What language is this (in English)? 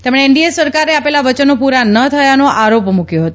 Gujarati